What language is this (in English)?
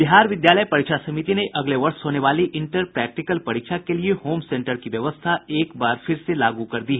Hindi